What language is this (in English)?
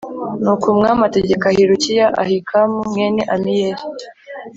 Kinyarwanda